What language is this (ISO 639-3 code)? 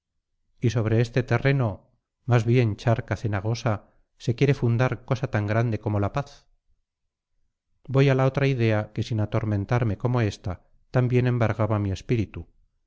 spa